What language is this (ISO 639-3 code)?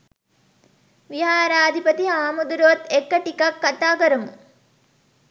sin